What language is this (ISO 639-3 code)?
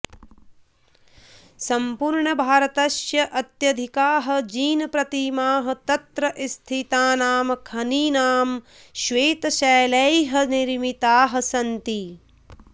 san